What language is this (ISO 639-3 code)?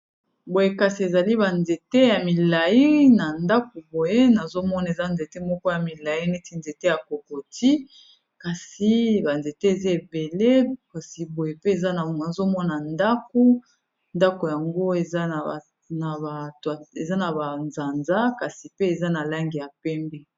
lin